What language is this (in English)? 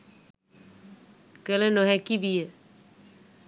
Sinhala